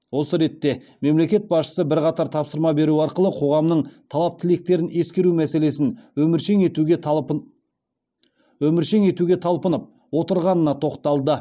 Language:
Kazakh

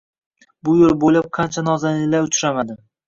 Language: Uzbek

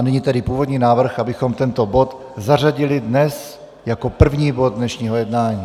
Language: Czech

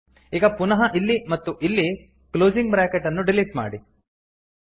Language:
Kannada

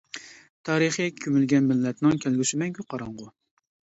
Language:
Uyghur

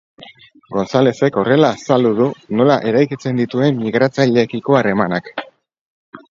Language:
Basque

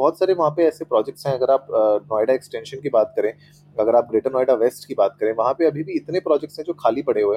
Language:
Hindi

